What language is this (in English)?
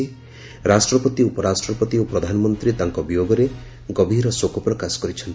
Odia